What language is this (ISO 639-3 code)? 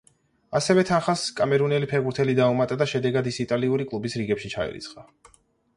kat